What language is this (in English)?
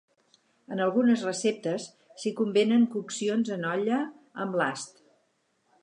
Catalan